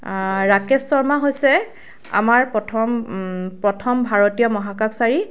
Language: Assamese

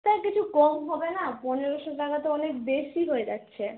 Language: Bangla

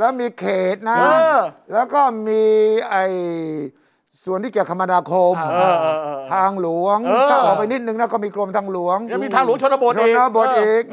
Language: Thai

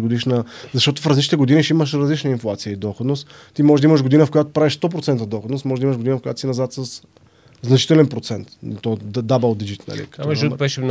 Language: Bulgarian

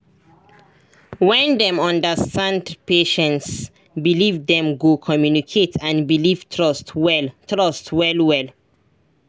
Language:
Nigerian Pidgin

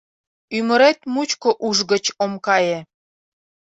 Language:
Mari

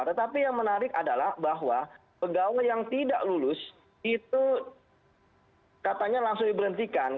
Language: Indonesian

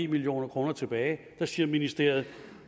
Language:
Danish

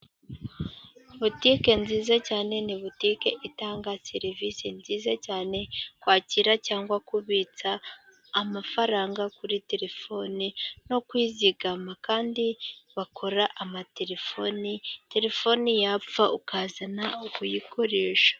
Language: Kinyarwanda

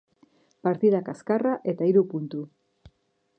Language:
Basque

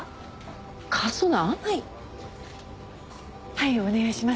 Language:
Japanese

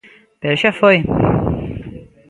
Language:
Galician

